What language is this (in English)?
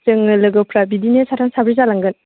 Bodo